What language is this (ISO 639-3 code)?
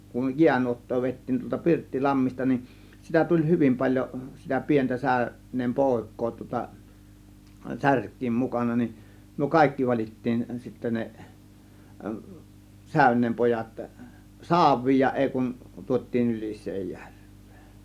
fin